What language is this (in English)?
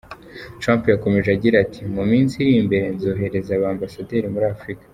Kinyarwanda